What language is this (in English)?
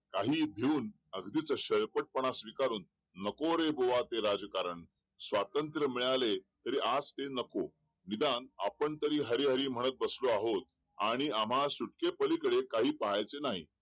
Marathi